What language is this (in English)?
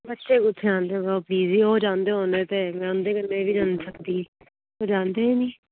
Dogri